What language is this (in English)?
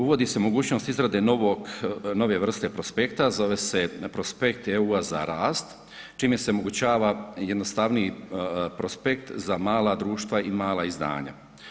Croatian